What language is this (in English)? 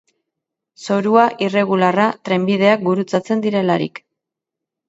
Basque